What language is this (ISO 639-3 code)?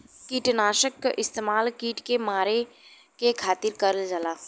bho